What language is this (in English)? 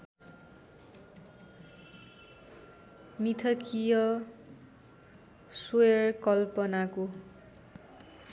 Nepali